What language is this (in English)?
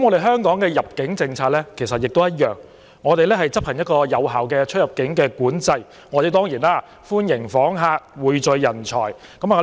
Cantonese